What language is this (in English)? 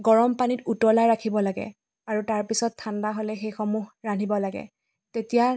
Assamese